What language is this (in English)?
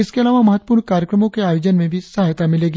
Hindi